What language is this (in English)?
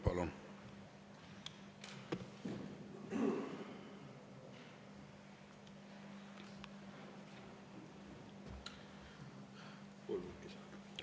Estonian